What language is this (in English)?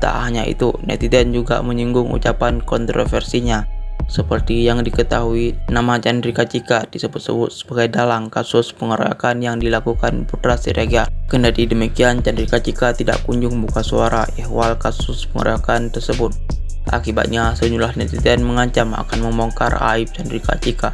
Indonesian